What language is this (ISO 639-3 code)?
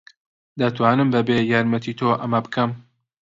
ckb